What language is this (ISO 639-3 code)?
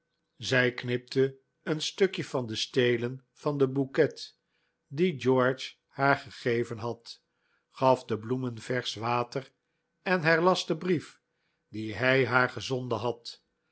nld